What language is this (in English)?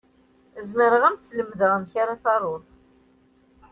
Kabyle